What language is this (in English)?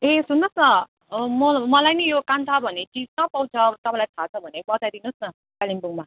Nepali